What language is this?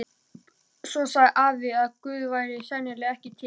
Icelandic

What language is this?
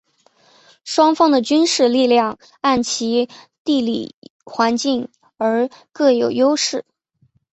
Chinese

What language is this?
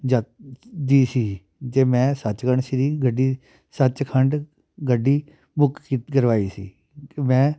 Punjabi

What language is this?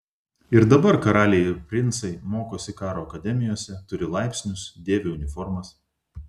Lithuanian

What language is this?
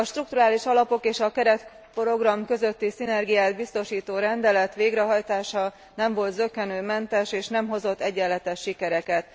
Hungarian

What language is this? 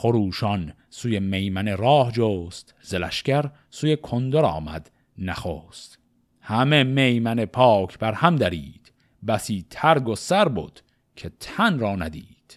Persian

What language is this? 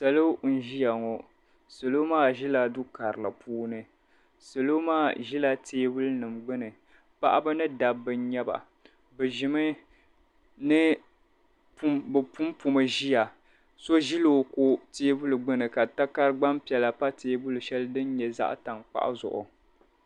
Dagbani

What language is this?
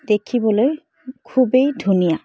Assamese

